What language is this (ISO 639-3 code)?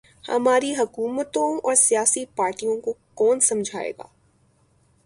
urd